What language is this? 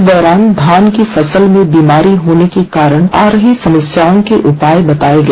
Hindi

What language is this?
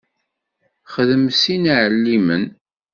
Kabyle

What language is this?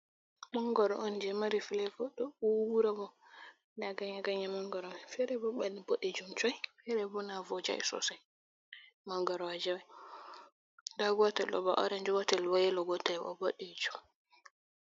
Fula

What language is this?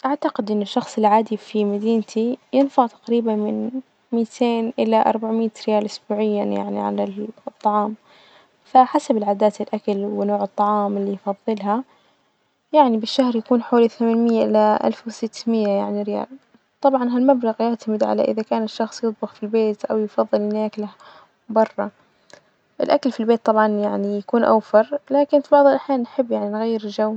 Najdi Arabic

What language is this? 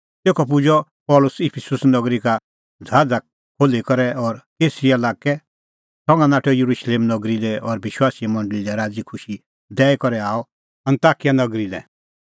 Kullu Pahari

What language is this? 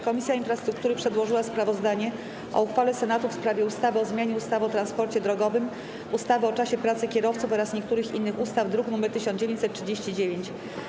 Polish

